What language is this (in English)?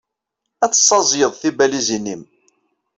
Kabyle